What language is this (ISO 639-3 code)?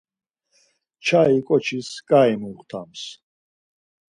lzz